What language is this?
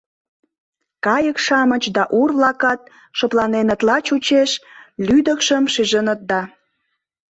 Mari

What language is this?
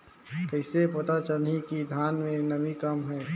Chhattisgarhi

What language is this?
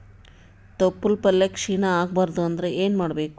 Kannada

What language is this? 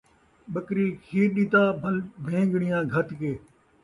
Saraiki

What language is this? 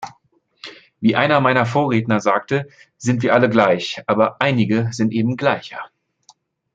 German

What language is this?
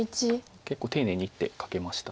Japanese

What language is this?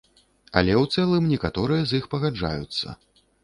Belarusian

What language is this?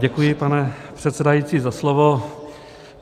Czech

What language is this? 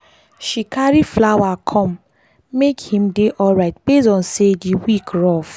Nigerian Pidgin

